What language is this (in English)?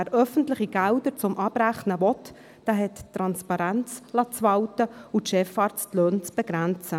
Swiss German